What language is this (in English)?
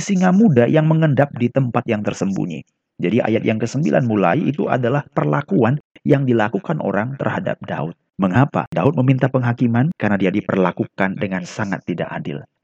Indonesian